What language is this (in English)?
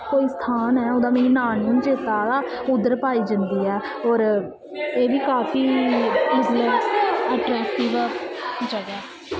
Dogri